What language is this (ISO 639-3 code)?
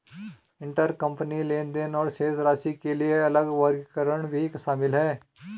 hin